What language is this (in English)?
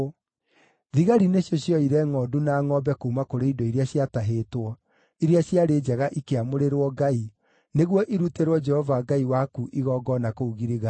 Kikuyu